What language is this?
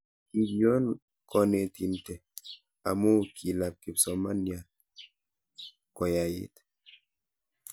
Kalenjin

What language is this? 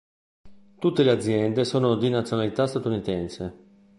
Italian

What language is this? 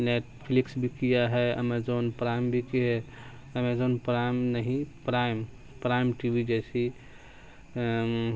Urdu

